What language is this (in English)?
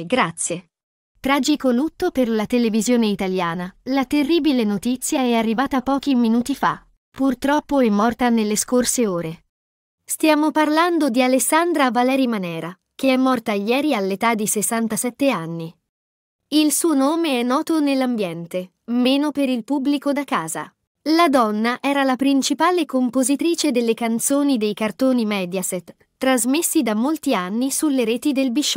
Italian